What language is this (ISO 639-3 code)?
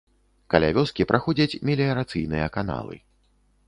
bel